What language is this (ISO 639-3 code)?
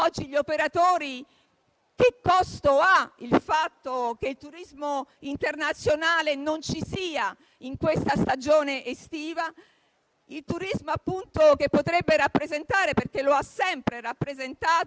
ita